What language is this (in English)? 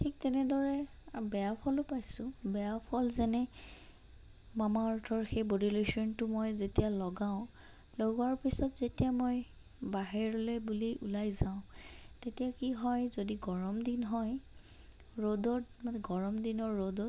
Assamese